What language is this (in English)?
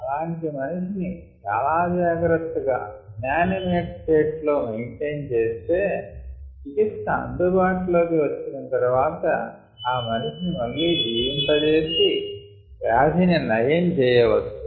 Telugu